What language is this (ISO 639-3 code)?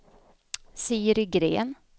swe